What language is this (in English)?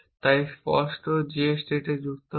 Bangla